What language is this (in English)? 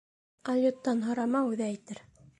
Bashkir